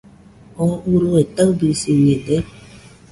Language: Nüpode Huitoto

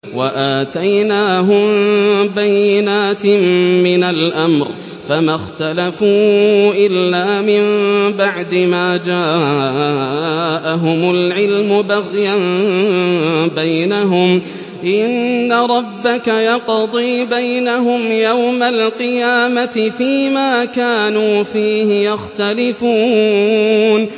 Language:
Arabic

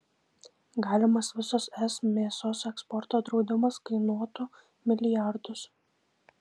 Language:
Lithuanian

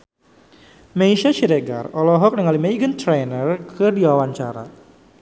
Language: Sundanese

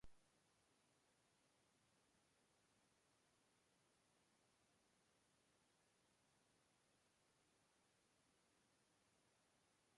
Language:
Portuguese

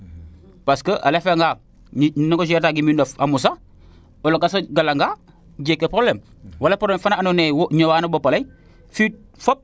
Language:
Serer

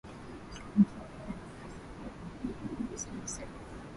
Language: Swahili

